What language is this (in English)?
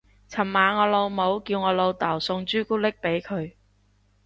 Cantonese